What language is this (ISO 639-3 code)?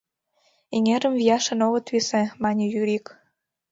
chm